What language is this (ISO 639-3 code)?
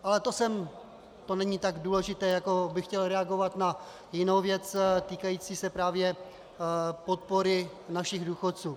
ces